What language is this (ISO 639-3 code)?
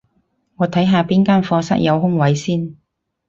yue